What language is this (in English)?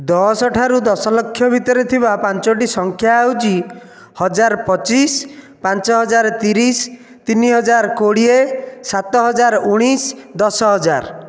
Odia